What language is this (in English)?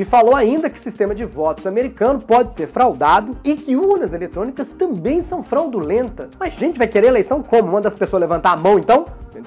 Portuguese